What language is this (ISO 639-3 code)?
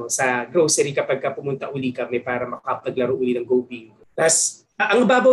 fil